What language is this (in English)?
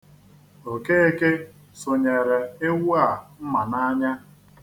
Igbo